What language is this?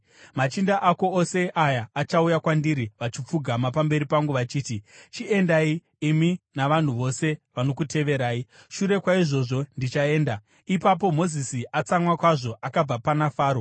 Shona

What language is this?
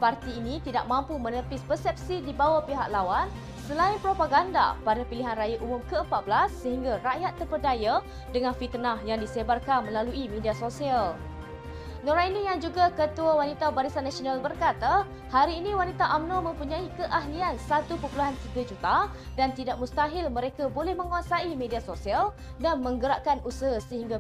Malay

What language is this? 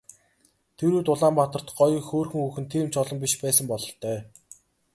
Mongolian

